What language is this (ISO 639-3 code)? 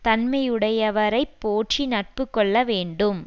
tam